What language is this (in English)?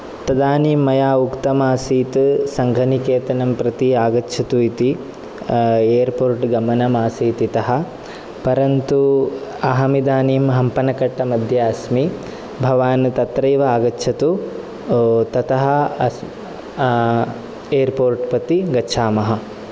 Sanskrit